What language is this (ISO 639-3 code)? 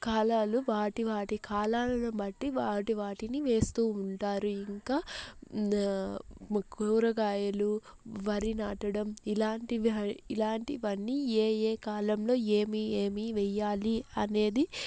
tel